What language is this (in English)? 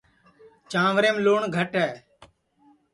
Sansi